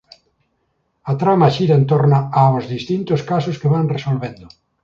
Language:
Galician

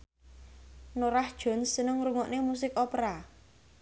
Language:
Javanese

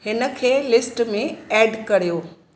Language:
Sindhi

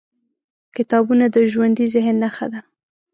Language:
Pashto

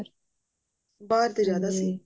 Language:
Punjabi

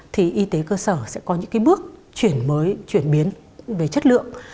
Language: Vietnamese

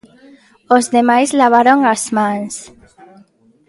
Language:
Galician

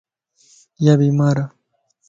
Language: Lasi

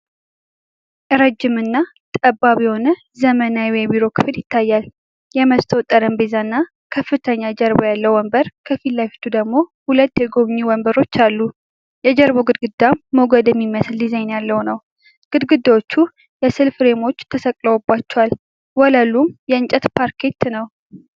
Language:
Amharic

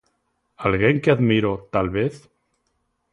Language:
Galician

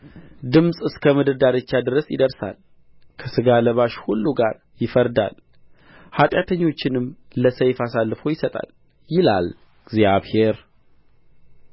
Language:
Amharic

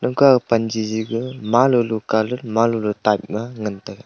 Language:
Wancho Naga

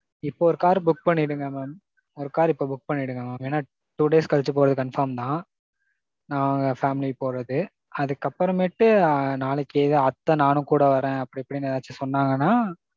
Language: Tamil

